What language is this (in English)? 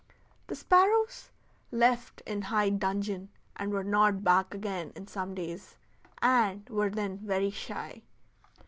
English